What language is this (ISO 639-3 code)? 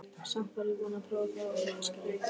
isl